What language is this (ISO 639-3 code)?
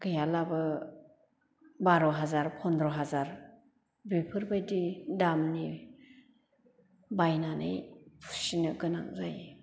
brx